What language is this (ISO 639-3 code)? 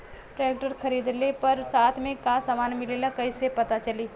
bho